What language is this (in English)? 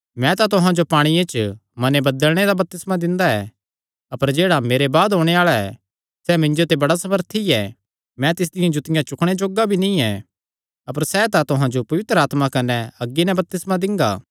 Kangri